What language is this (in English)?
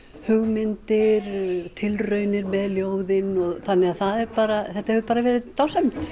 Icelandic